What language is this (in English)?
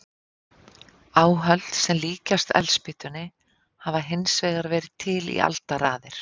Icelandic